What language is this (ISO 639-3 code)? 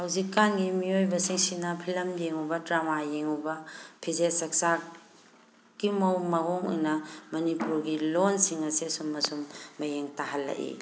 mni